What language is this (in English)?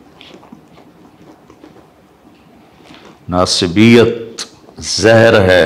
Urdu